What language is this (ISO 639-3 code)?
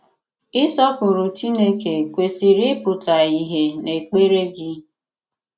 ibo